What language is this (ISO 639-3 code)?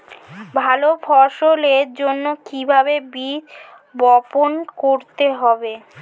ben